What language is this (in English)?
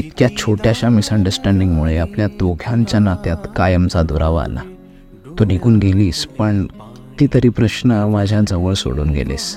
Marathi